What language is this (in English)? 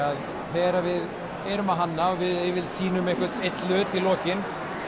Icelandic